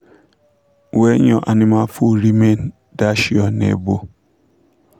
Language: Nigerian Pidgin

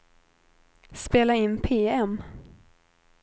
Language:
Swedish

